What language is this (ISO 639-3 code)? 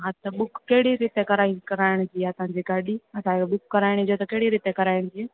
snd